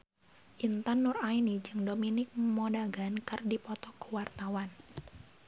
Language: Sundanese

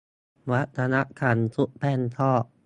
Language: Thai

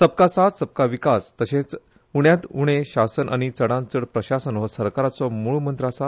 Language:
Konkani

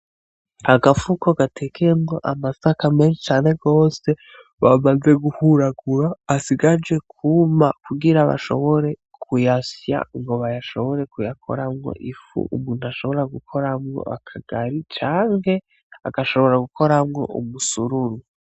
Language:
Rundi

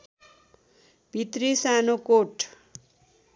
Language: Nepali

